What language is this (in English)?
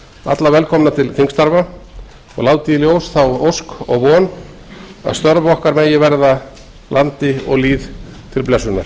Icelandic